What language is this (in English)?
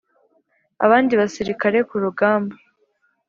Kinyarwanda